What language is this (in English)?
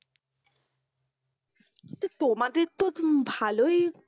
Bangla